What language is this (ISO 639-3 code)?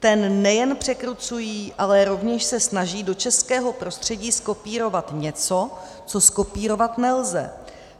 ces